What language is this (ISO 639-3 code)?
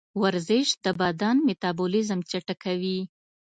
pus